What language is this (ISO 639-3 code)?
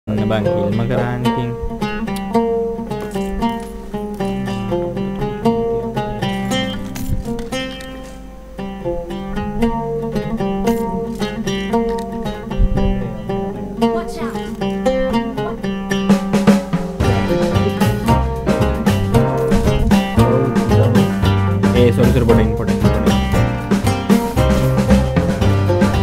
tha